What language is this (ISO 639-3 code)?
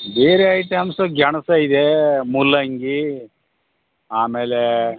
kan